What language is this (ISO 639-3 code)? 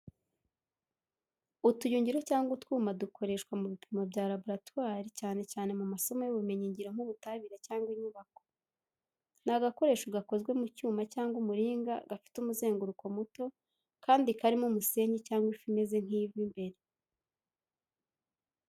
kin